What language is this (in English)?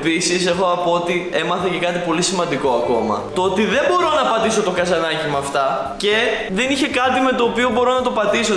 Greek